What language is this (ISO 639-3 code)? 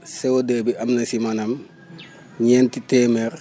wol